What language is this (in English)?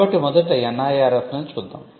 Telugu